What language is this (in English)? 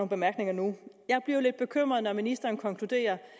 Danish